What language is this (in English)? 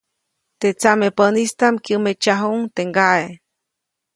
Copainalá Zoque